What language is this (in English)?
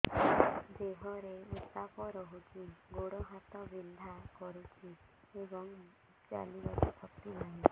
Odia